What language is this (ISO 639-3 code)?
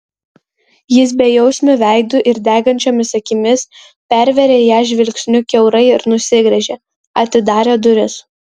lit